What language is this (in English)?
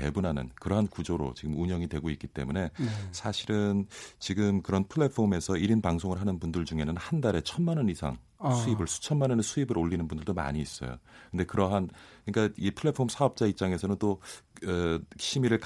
Korean